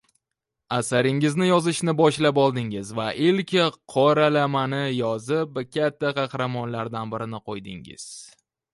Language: Uzbek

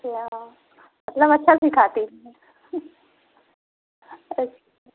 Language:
Hindi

